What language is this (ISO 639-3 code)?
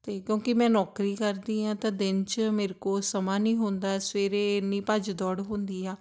pan